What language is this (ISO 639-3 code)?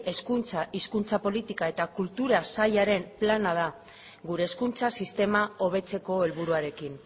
eus